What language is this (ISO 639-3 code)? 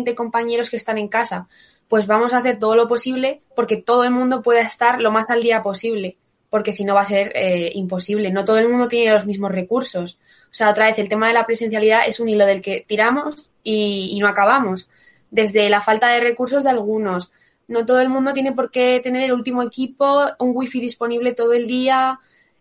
spa